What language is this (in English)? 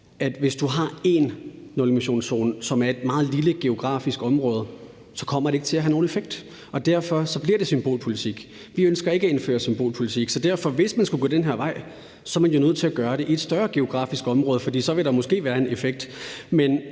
Danish